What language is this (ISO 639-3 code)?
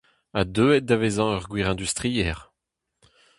bre